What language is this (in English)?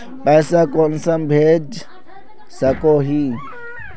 Magahi